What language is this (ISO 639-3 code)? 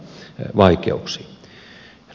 fin